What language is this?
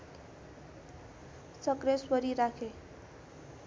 Nepali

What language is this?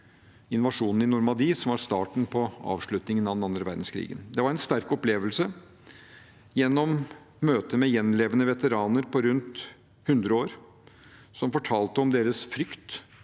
Norwegian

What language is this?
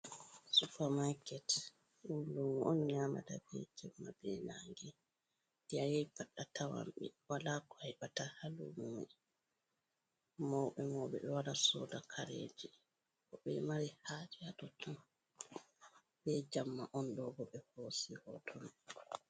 Fula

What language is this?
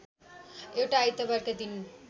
Nepali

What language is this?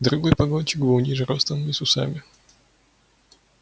Russian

